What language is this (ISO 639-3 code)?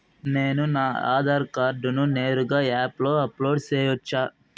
tel